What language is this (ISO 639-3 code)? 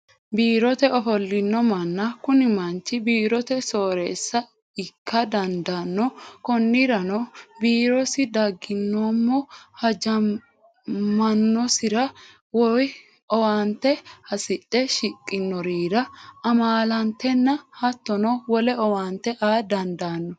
sid